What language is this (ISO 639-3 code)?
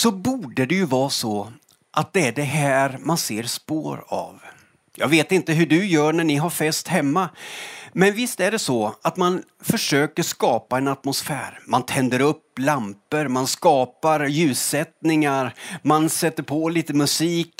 swe